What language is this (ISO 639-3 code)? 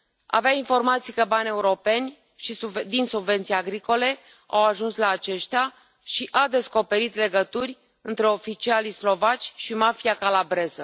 ron